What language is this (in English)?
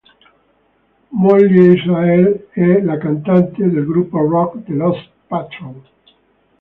Italian